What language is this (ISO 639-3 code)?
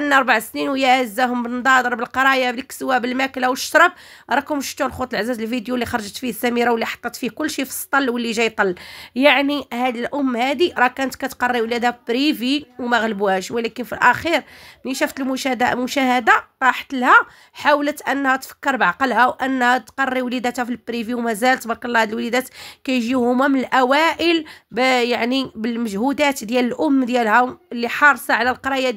ara